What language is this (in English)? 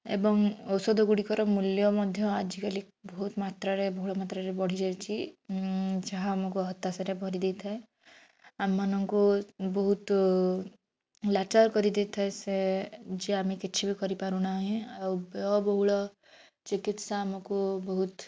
Odia